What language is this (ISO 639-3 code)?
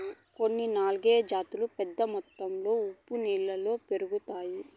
tel